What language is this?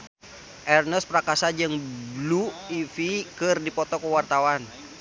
Sundanese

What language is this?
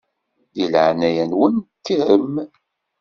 Kabyle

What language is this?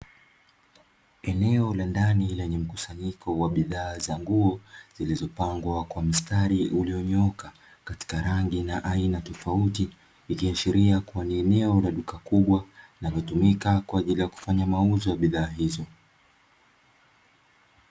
Swahili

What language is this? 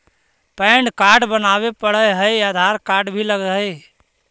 Magahi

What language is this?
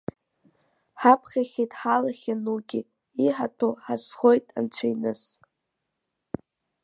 Abkhazian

